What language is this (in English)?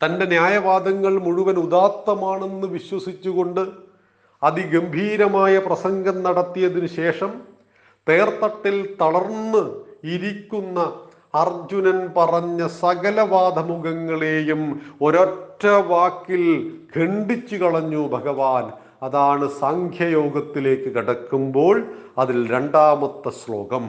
Malayalam